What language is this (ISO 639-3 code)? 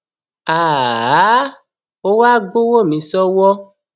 yor